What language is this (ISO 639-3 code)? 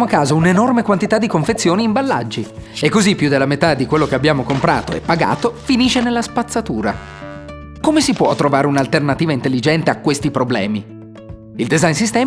ita